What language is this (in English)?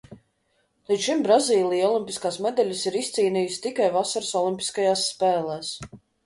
Latvian